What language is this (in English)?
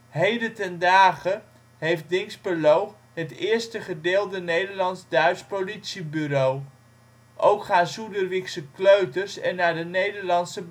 Dutch